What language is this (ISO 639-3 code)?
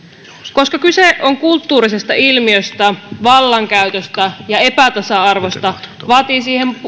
fin